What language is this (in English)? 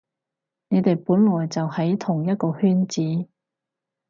Cantonese